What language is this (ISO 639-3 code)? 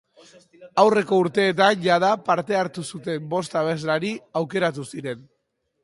eus